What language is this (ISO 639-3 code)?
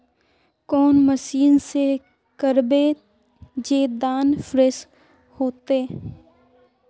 mag